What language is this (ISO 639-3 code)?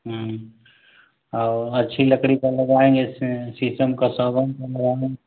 hin